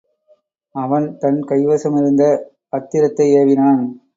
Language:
Tamil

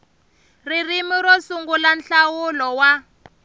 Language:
Tsonga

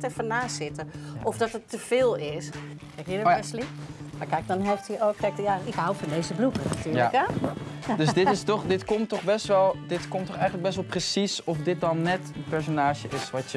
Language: Dutch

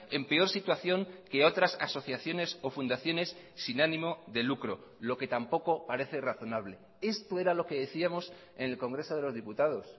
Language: Spanish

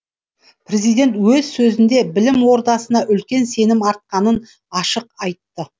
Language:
Kazakh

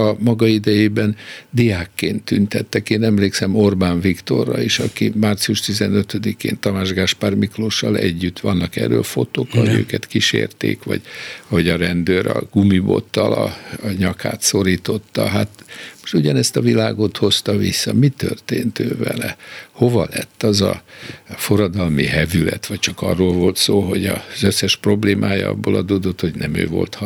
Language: Hungarian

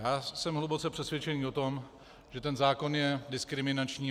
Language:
Czech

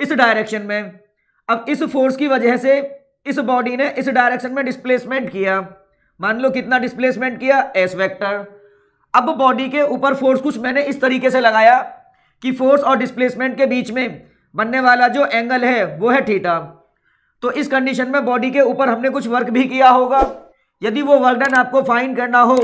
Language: Hindi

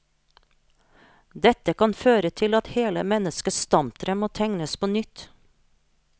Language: Norwegian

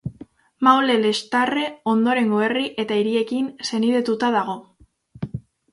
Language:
Basque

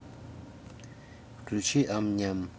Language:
Russian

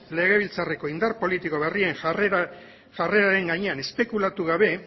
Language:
Basque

